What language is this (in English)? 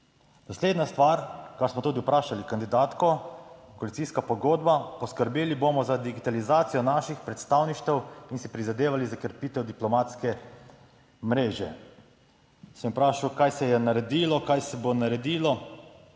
Slovenian